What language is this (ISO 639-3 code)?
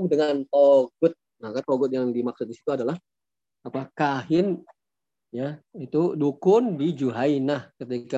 ind